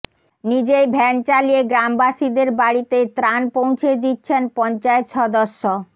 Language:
Bangla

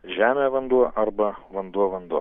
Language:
Lithuanian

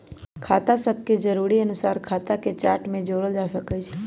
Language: Magahi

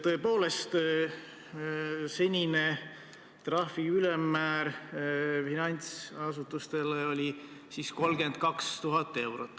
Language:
Estonian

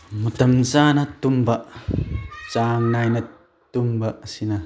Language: Manipuri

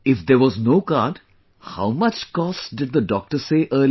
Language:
English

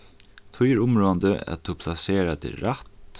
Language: Faroese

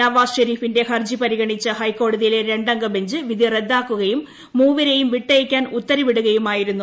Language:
Malayalam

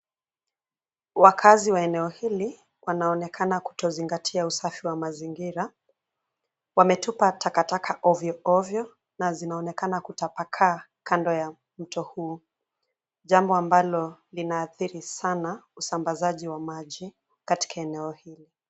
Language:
Swahili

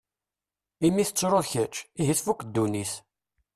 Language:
Kabyle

